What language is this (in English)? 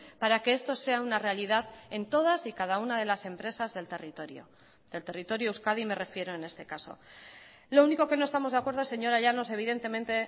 Spanish